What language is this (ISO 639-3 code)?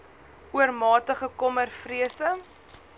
afr